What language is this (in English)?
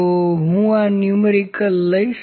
Gujarati